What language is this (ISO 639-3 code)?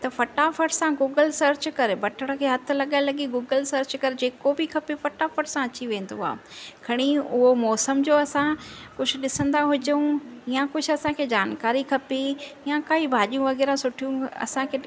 snd